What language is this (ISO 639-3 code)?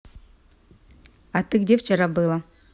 rus